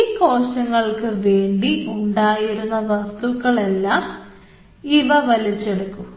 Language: Malayalam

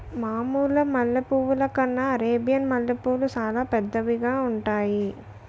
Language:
Telugu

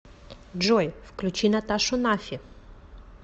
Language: Russian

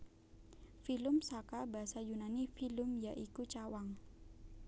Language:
Javanese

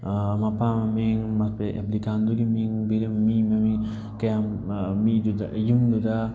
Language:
Manipuri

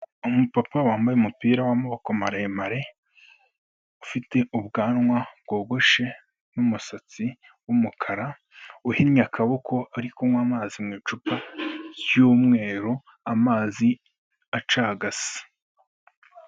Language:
Kinyarwanda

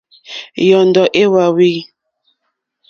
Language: Mokpwe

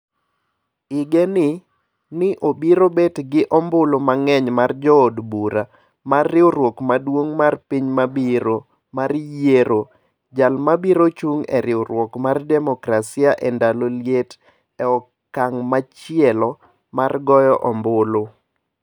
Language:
Luo (Kenya and Tanzania)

